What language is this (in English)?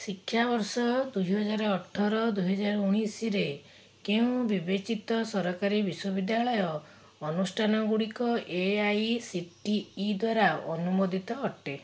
Odia